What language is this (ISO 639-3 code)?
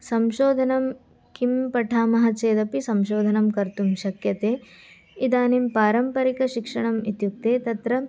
san